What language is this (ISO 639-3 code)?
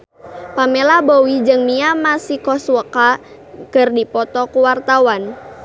sun